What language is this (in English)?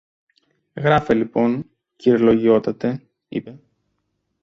Greek